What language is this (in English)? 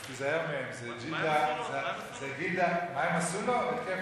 Hebrew